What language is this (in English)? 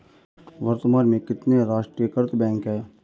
Hindi